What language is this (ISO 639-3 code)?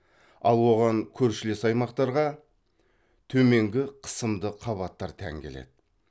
kaz